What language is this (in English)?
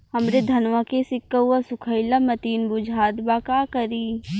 Bhojpuri